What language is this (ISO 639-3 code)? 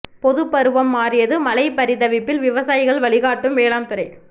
tam